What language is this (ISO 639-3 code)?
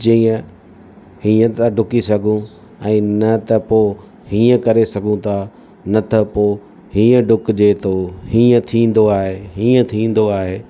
snd